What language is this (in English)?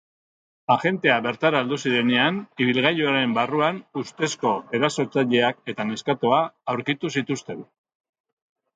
Basque